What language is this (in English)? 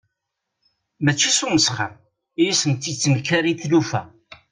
Kabyle